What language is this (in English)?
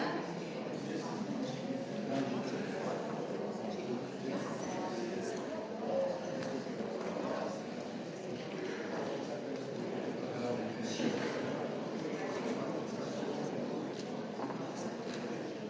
Slovenian